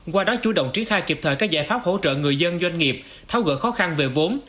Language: Vietnamese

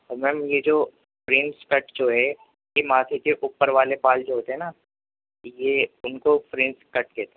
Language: Urdu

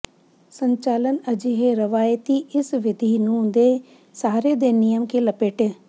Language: Punjabi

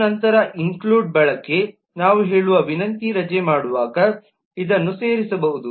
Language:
Kannada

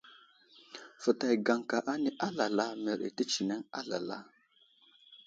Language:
Wuzlam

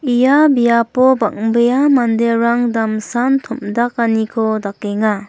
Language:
Garo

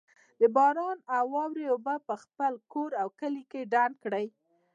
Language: Pashto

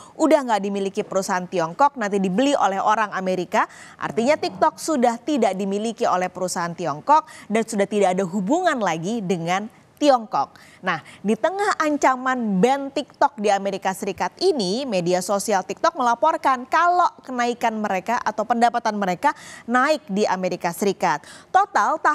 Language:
Indonesian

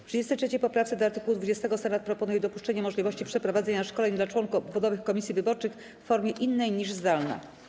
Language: Polish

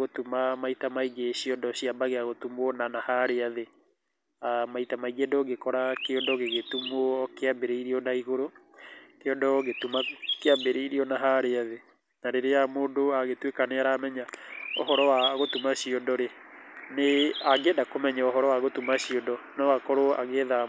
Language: Kikuyu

